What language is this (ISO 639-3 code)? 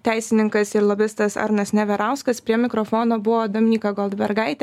lit